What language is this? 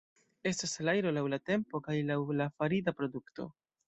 Esperanto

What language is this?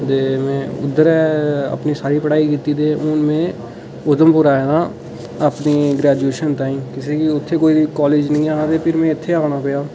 Dogri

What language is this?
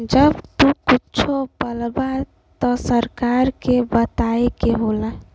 Bhojpuri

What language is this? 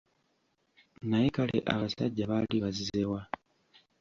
Ganda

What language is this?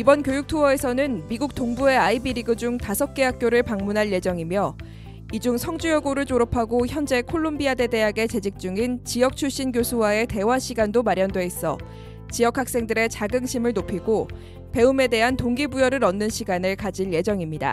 Korean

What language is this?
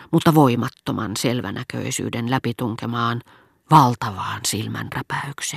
Finnish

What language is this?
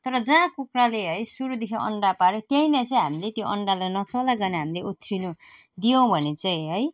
Nepali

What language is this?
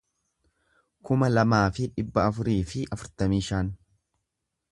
Oromo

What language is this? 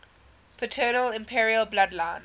English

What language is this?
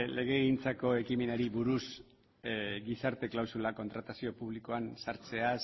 Basque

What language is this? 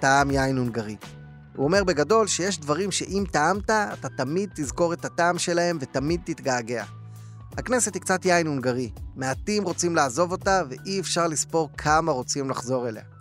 Hebrew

